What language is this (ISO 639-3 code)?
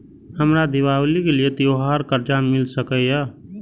mai